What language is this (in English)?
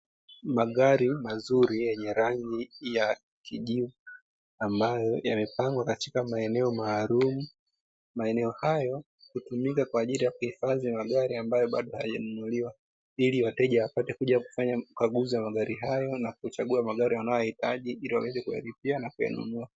Swahili